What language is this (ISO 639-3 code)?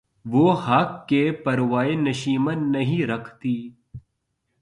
urd